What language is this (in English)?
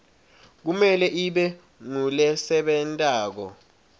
Swati